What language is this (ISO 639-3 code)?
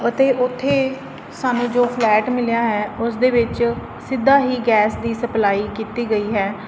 pan